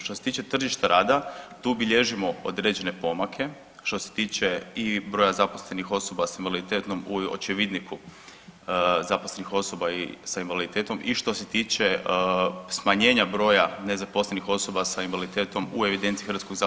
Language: Croatian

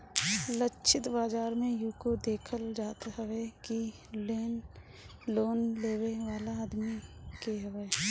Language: Bhojpuri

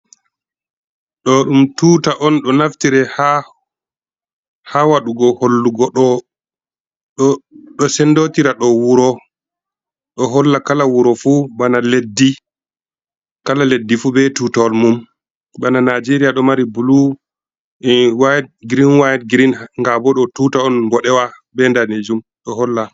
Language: Fula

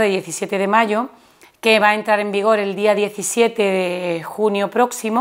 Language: Spanish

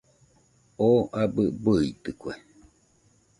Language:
Nüpode Huitoto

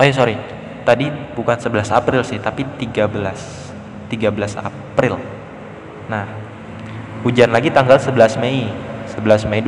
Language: Indonesian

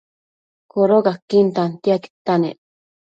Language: Matsés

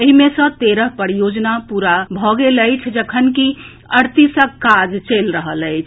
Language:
Maithili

